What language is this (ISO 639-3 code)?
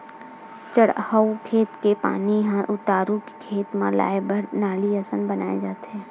hne